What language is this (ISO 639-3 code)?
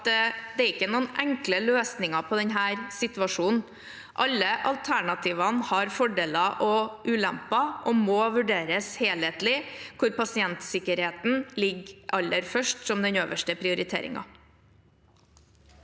nor